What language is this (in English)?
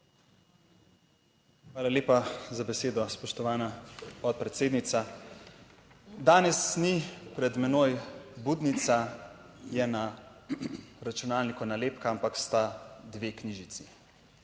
Slovenian